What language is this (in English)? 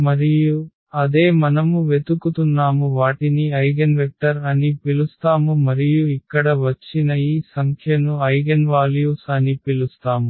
Telugu